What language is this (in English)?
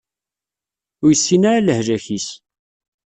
Kabyle